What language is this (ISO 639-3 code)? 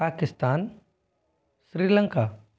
hin